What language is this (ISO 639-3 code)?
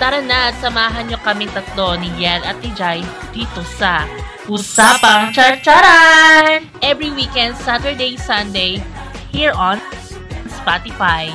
fil